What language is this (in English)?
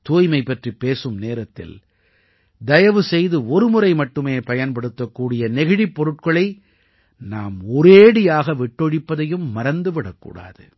Tamil